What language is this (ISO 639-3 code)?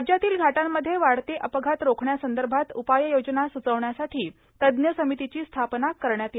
mar